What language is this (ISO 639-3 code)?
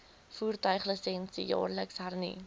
afr